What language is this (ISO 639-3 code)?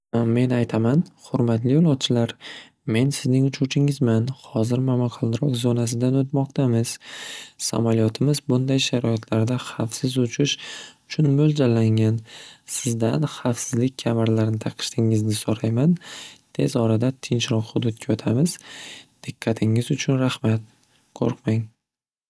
uzb